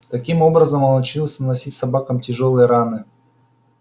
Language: Russian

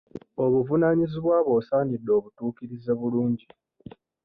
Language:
Ganda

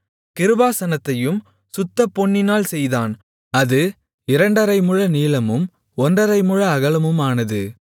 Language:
Tamil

